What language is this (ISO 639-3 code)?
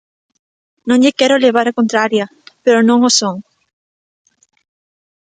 glg